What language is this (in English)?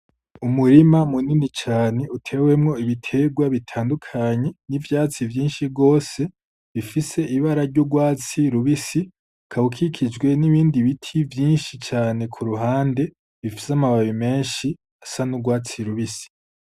Rundi